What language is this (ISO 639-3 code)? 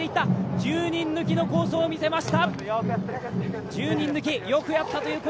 jpn